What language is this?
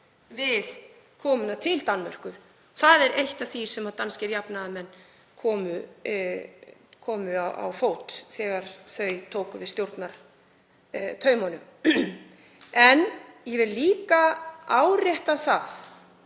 Icelandic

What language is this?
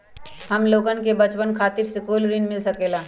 Magahi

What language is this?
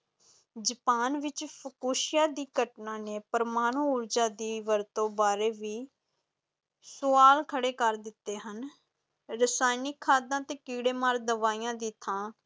Punjabi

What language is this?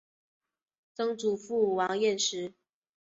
Chinese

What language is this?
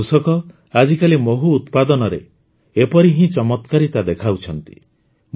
Odia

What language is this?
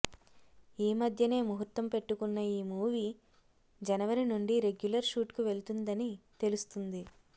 Telugu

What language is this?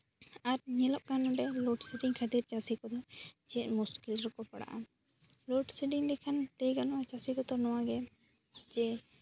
Santali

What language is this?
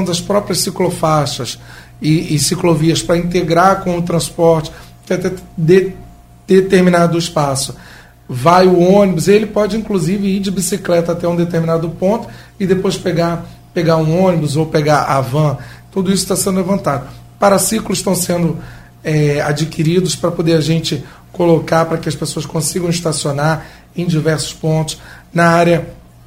Portuguese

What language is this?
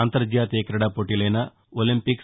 Telugu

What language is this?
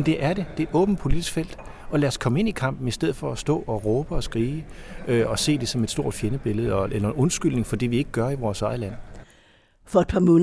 Danish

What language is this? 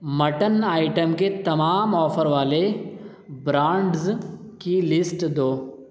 Urdu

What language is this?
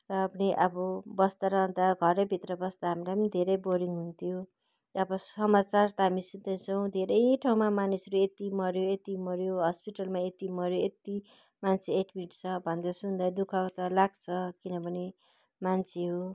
Nepali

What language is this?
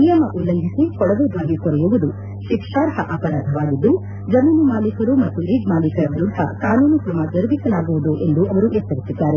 Kannada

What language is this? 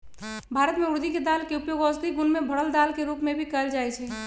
Magahi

